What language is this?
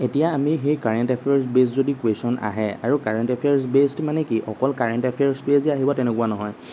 Assamese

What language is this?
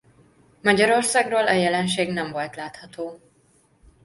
Hungarian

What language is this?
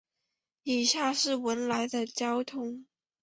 Chinese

